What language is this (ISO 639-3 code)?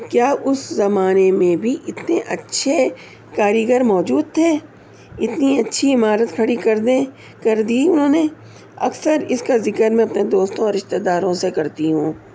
urd